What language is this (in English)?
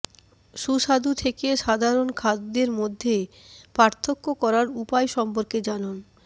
Bangla